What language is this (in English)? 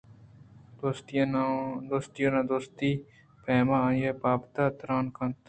Eastern Balochi